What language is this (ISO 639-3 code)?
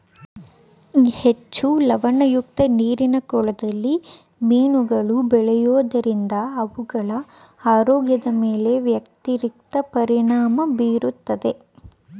kan